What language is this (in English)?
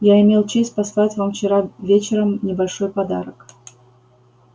Russian